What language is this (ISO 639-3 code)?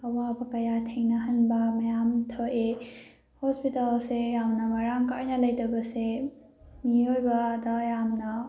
mni